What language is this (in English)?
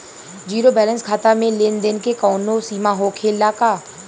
Bhojpuri